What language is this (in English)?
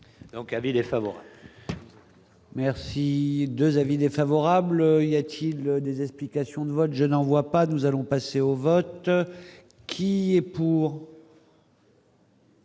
French